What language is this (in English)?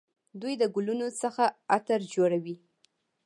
Pashto